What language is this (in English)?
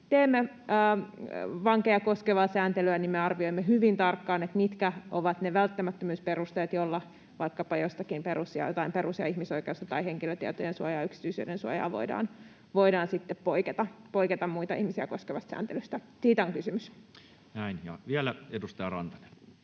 Finnish